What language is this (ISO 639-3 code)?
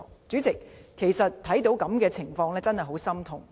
yue